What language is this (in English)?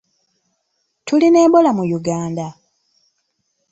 Ganda